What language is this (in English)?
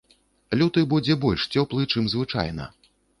Belarusian